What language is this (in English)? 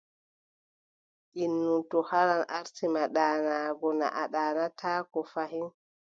Adamawa Fulfulde